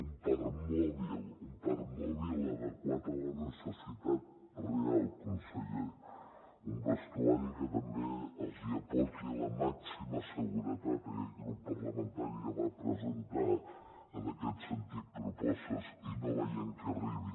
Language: Catalan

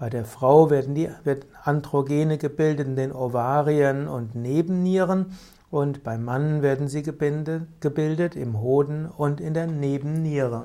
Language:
German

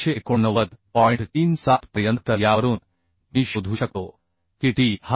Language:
Marathi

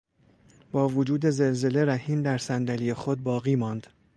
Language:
Persian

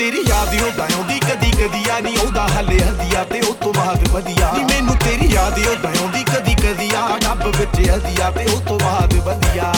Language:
Punjabi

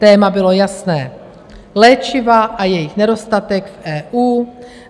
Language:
Czech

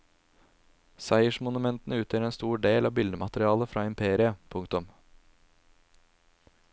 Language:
Norwegian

